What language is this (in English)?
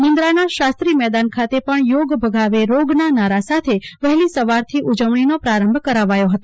Gujarati